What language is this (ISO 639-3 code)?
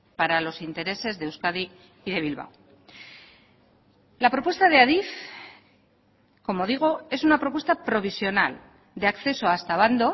spa